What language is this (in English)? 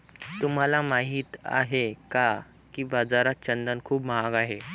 Marathi